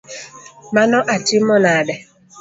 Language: Luo (Kenya and Tanzania)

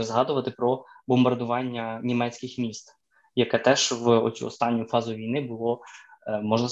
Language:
Ukrainian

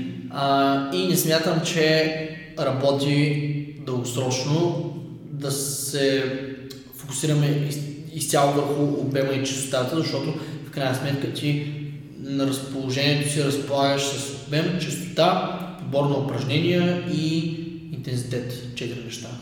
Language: Bulgarian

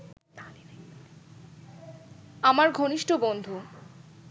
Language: Bangla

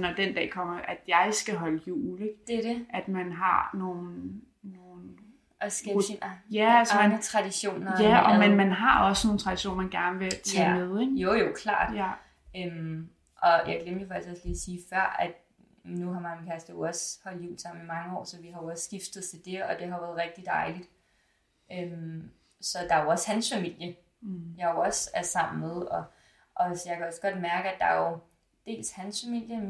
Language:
Danish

